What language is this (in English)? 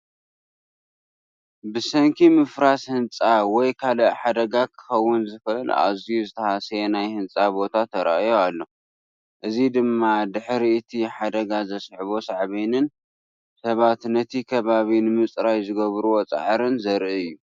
Tigrinya